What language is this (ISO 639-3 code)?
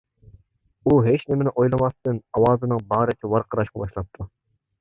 uig